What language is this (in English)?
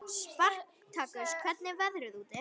Icelandic